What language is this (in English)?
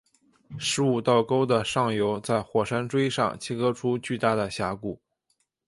Chinese